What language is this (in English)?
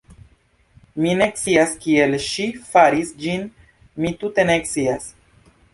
Esperanto